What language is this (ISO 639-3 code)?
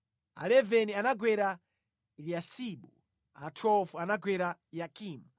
nya